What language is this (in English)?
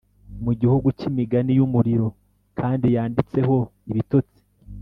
Kinyarwanda